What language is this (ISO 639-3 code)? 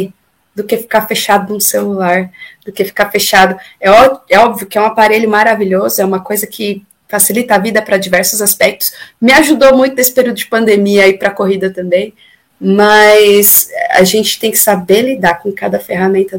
por